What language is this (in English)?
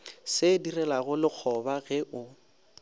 Northern Sotho